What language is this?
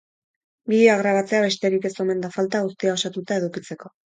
Basque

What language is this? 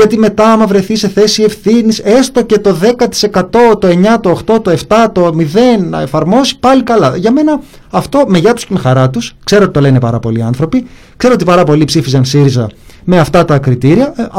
Greek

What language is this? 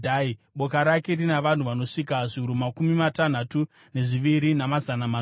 Shona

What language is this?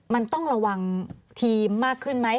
Thai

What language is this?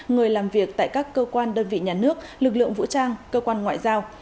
Vietnamese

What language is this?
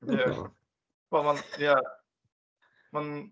Welsh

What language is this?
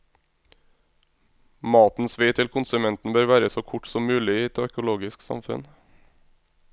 Norwegian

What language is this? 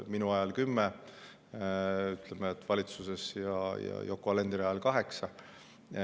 Estonian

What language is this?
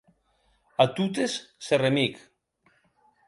Occitan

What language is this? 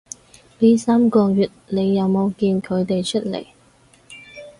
Cantonese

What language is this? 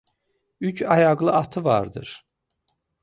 Azerbaijani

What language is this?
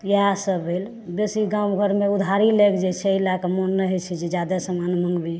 Maithili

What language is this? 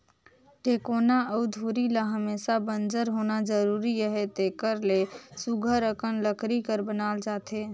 Chhattisgarhi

